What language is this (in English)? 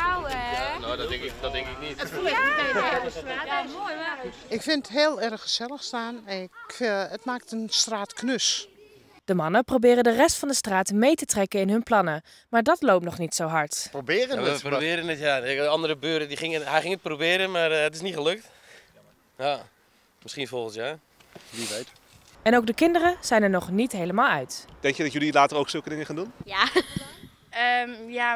Dutch